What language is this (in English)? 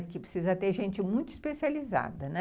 Portuguese